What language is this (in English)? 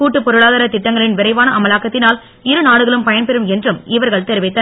Tamil